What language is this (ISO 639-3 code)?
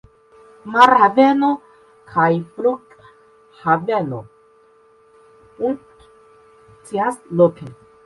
epo